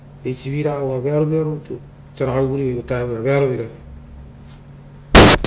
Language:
Rotokas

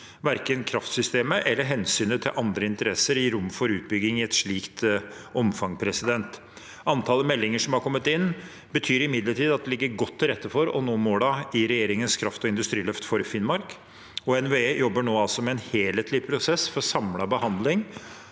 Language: Norwegian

